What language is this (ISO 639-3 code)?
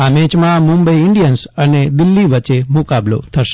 guj